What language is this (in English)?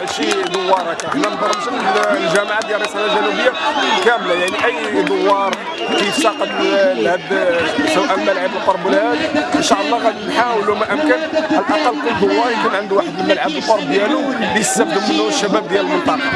Arabic